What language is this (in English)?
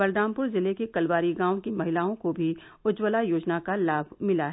Hindi